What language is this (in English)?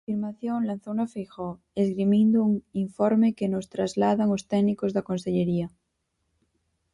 Galician